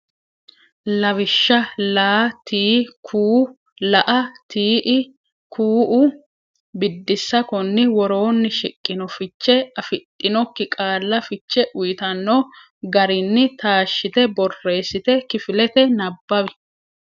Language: Sidamo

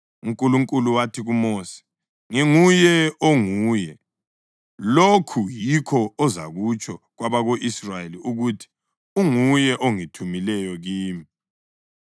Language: North Ndebele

